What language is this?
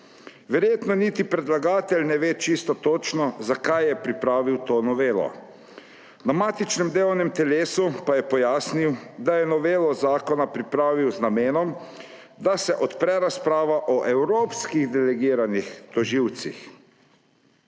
Slovenian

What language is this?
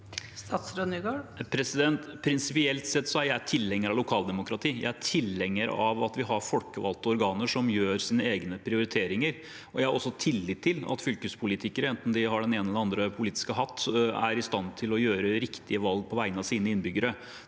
Norwegian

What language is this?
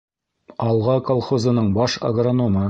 Bashkir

